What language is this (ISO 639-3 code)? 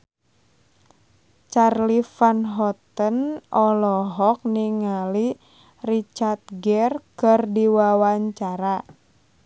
sun